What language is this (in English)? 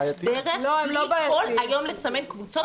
Hebrew